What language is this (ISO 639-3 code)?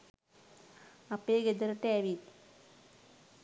sin